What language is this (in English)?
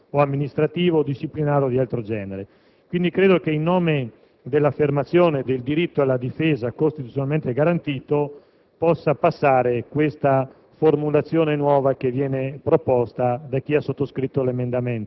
Italian